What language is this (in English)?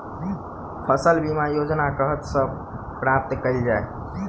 Maithili